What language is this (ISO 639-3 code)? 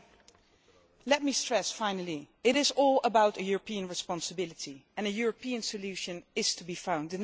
eng